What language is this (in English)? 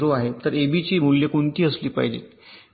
Marathi